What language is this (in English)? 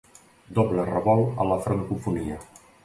Catalan